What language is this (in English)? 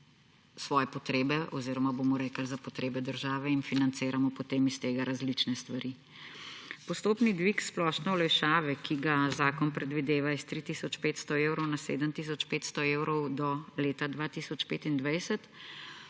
Slovenian